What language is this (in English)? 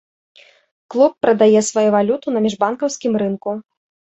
Belarusian